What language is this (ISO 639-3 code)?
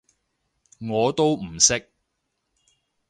yue